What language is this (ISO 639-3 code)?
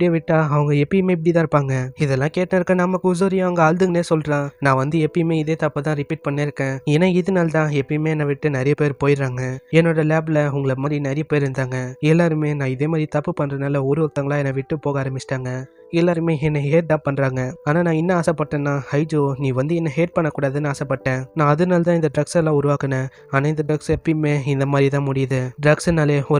ron